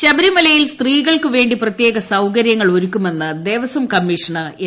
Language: Malayalam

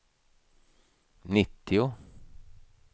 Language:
Swedish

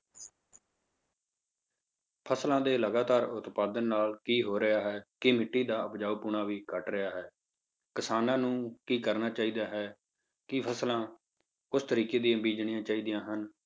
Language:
Punjabi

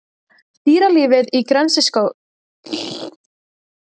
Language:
Icelandic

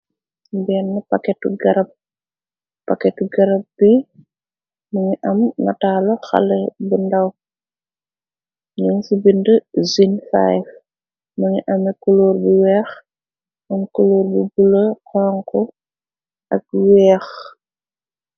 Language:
Wolof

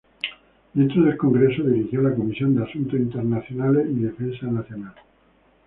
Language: Spanish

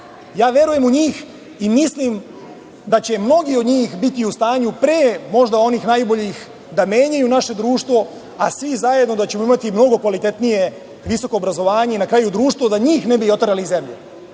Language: Serbian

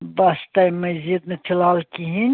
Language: Kashmiri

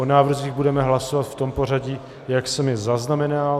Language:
Czech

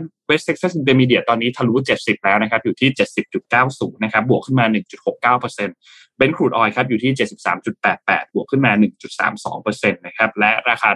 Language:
Thai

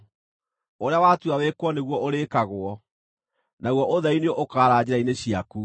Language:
Kikuyu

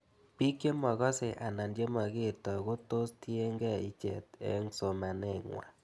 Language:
Kalenjin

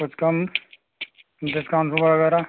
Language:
Hindi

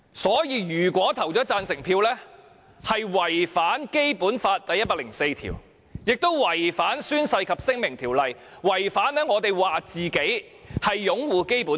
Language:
Cantonese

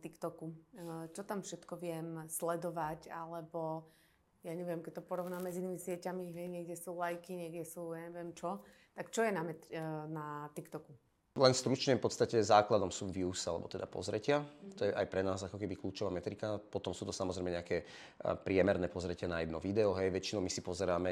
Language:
Slovak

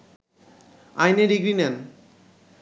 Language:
Bangla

